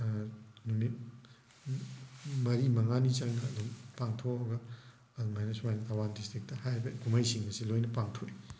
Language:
Manipuri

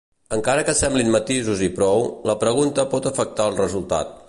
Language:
Catalan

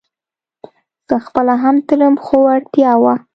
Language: Pashto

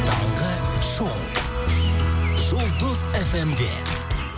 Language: Kazakh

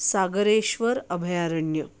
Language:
Marathi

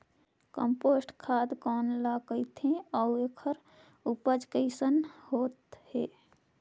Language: Chhattisgarhi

